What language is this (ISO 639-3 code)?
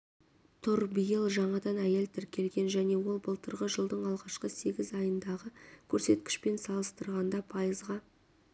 kaz